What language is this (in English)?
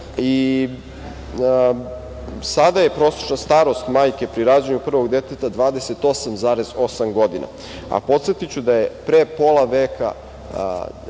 Serbian